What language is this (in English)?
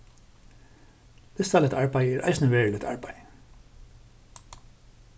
Faroese